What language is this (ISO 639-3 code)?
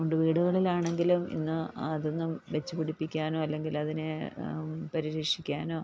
mal